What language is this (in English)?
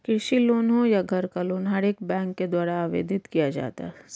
Hindi